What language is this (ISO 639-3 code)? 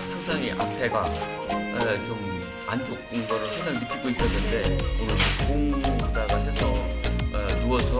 kor